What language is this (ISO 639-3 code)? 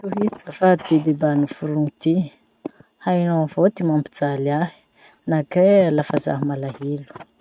msh